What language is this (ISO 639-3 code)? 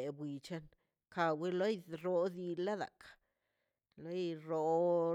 zpy